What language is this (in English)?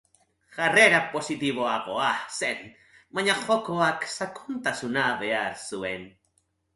Basque